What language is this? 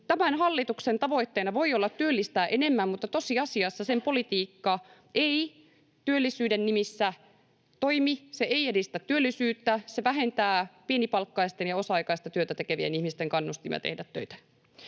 Finnish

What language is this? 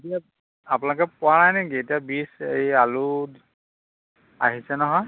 Assamese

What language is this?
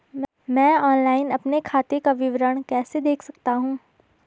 Hindi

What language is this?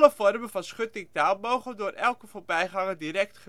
Dutch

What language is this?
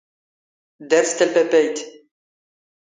Standard Moroccan Tamazight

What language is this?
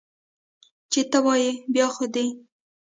Pashto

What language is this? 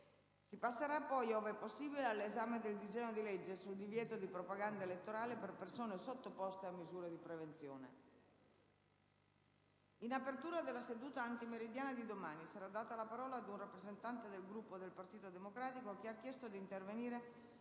Italian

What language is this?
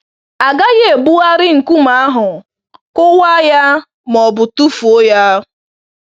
Igbo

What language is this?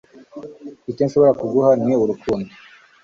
Kinyarwanda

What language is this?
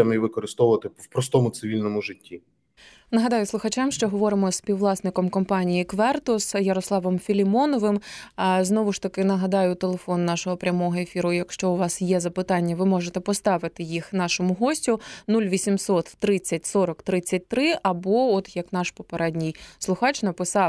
Ukrainian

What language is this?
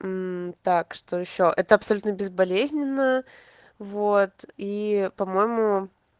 Russian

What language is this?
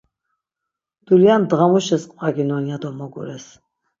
Laz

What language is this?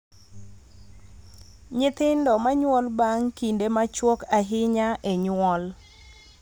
Luo (Kenya and Tanzania)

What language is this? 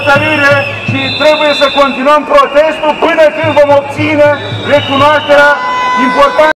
Romanian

